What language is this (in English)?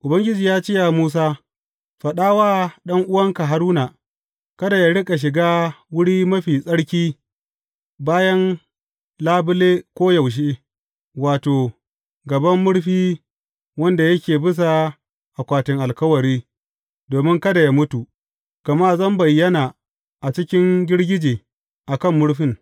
Hausa